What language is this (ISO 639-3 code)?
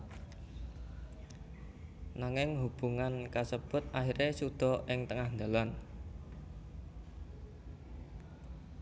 jav